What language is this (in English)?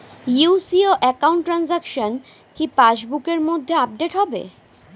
Bangla